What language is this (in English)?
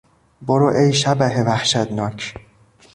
Persian